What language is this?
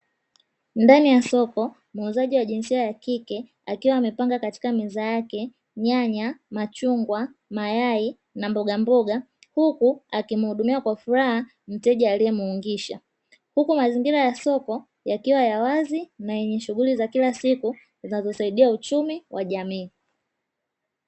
Swahili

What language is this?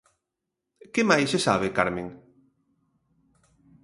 Galician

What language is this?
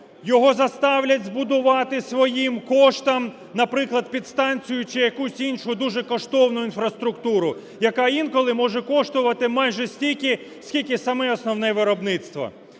Ukrainian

